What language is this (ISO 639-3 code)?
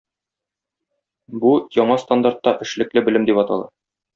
tat